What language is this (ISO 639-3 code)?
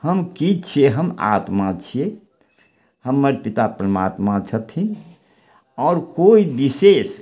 mai